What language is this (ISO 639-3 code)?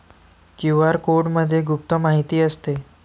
mar